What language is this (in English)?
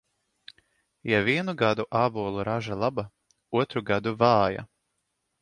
Latvian